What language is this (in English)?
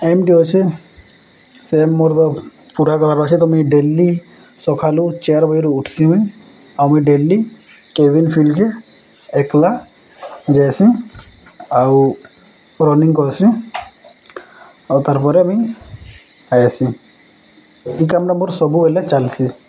Odia